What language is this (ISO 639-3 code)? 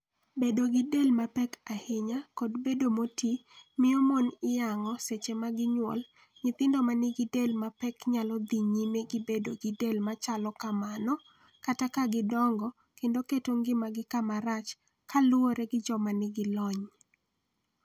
luo